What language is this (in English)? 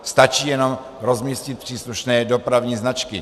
Czech